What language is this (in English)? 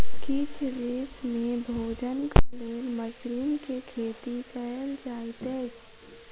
Maithili